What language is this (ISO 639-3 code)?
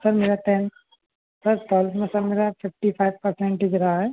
hin